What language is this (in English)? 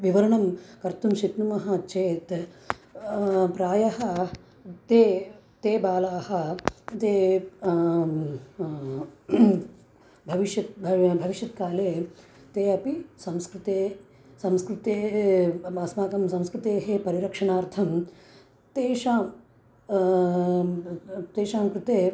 Sanskrit